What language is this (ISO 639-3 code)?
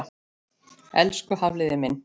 isl